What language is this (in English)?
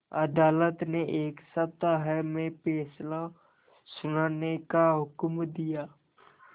Hindi